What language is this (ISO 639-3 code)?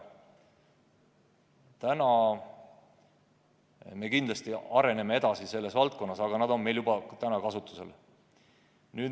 est